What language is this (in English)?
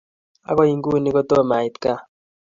Kalenjin